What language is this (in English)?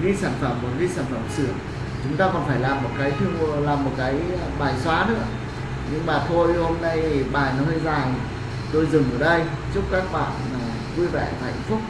Vietnamese